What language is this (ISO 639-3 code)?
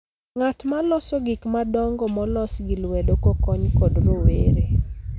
luo